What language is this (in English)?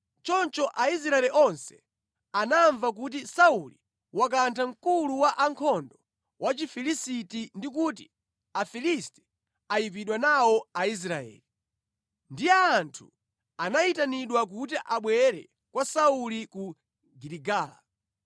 Nyanja